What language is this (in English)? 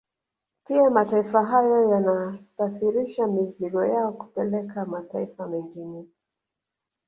Swahili